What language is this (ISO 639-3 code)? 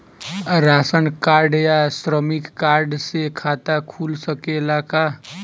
bho